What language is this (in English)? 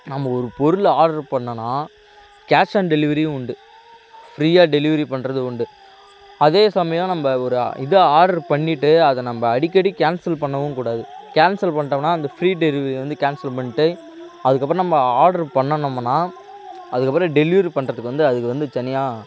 Tamil